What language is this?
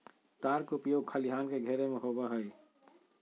Magahi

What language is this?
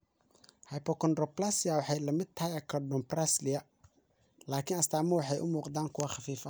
Somali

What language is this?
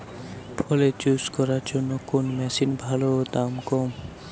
Bangla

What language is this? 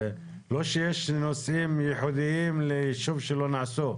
Hebrew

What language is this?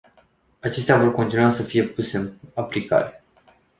Romanian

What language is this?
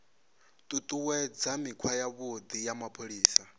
Venda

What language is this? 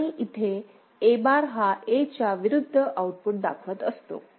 Marathi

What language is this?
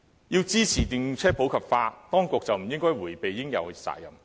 Cantonese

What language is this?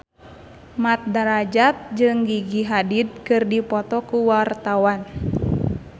Sundanese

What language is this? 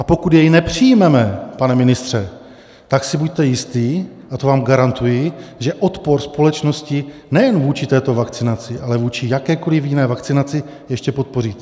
Czech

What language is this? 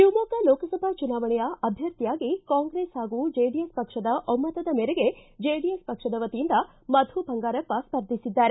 Kannada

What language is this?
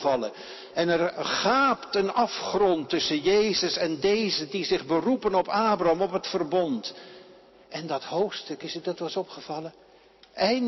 Dutch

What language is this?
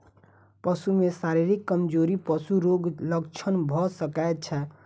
Maithili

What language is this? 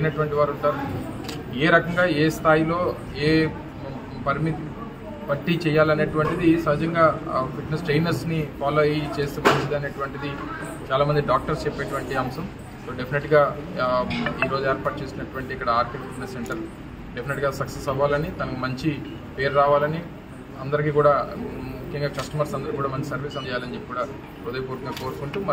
Telugu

